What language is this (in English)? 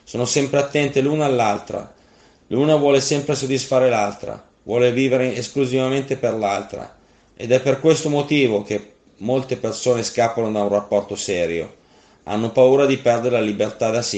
Italian